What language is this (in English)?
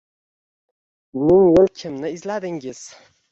Uzbek